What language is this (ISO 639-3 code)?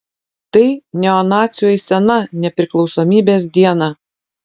lit